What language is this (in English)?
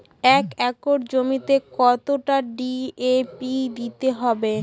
Bangla